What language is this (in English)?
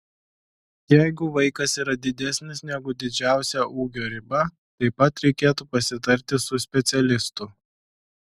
Lithuanian